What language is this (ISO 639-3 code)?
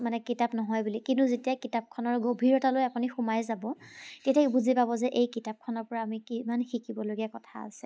asm